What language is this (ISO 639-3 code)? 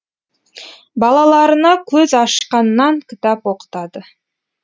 kaz